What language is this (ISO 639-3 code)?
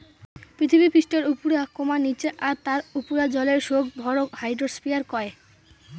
ben